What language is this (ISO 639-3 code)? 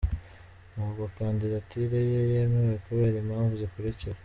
kin